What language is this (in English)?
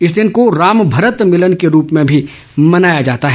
Hindi